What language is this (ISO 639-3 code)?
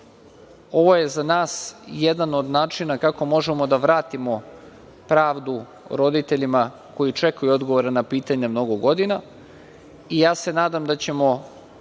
srp